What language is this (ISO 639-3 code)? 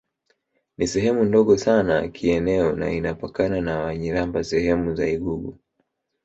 swa